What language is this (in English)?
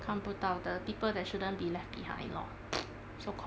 English